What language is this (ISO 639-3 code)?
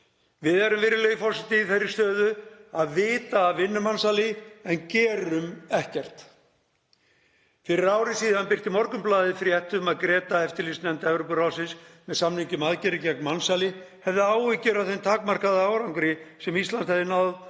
isl